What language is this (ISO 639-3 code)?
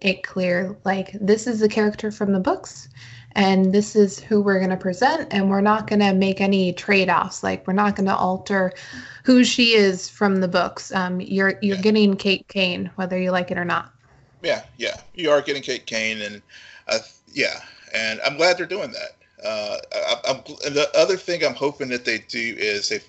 eng